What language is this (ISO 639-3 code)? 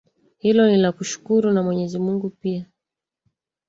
swa